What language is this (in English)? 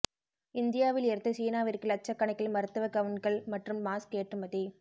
Tamil